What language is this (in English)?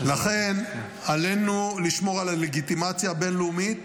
Hebrew